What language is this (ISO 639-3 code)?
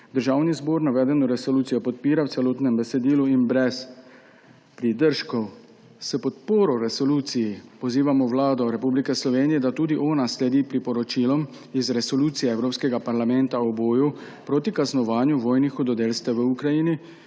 slv